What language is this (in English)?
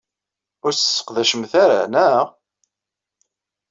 Kabyle